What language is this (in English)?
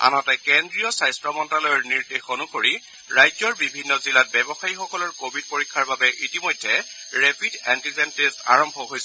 Assamese